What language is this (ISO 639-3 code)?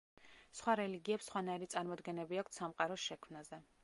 kat